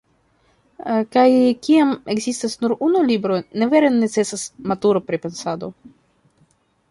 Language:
Esperanto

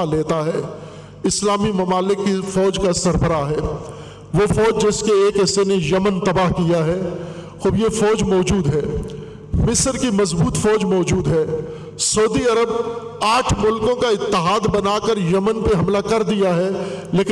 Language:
Urdu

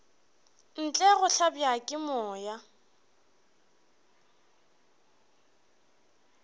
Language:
Northern Sotho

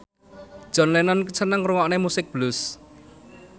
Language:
Javanese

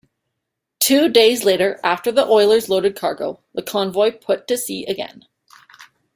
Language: English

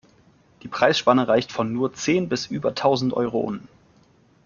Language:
German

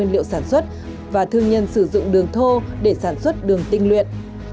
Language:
Vietnamese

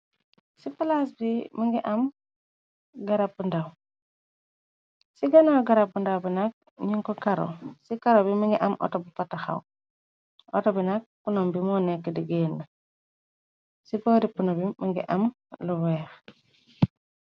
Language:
Wolof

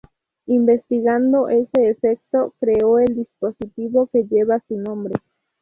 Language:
Spanish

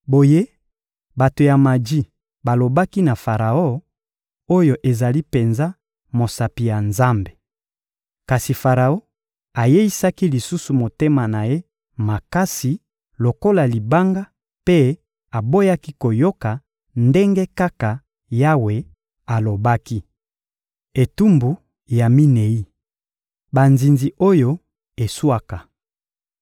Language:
Lingala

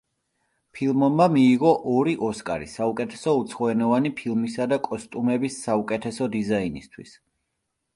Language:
Georgian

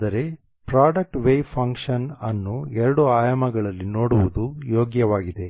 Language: Kannada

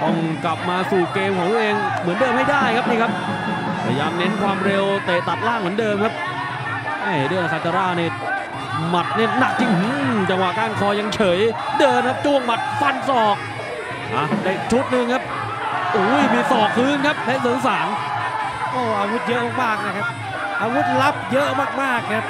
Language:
Thai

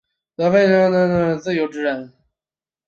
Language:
Chinese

